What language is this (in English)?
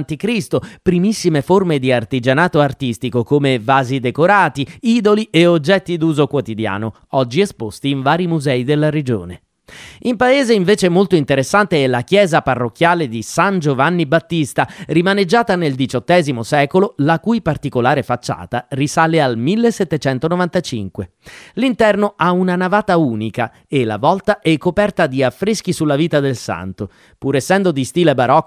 Italian